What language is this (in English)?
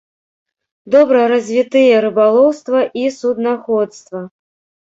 Belarusian